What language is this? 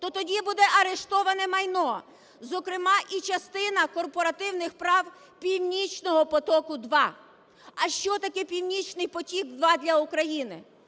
Ukrainian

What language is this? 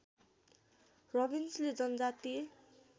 Nepali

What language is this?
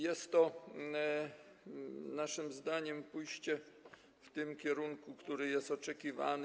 Polish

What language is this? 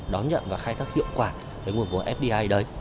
Vietnamese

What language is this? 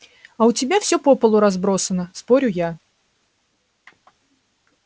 Russian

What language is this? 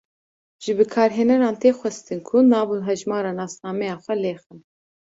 Kurdish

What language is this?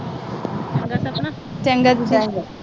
Punjabi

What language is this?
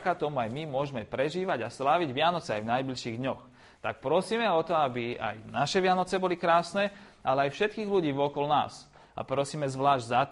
Slovak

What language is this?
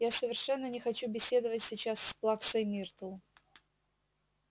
Russian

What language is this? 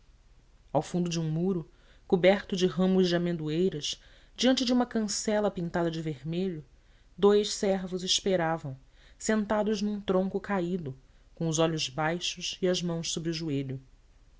Portuguese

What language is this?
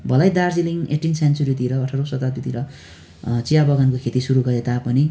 Nepali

